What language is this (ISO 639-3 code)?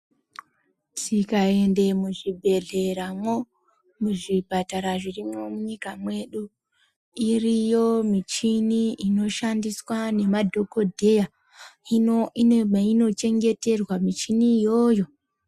ndc